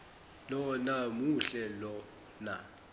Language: Zulu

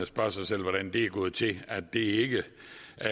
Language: Danish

